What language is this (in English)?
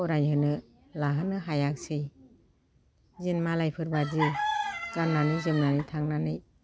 Bodo